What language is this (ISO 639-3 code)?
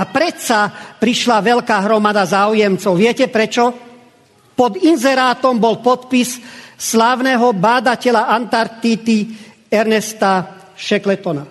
slk